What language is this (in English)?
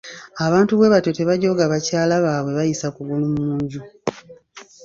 Ganda